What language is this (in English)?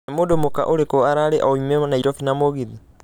Kikuyu